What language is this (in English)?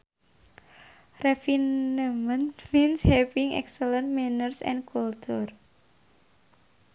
Sundanese